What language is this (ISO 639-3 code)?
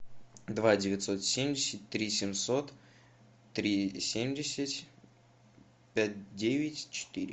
rus